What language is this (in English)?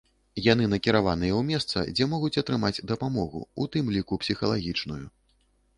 Belarusian